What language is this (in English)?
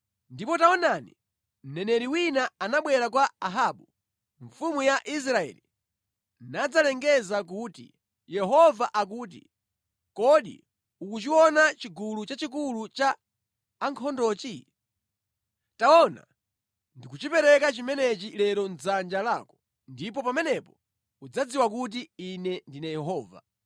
Nyanja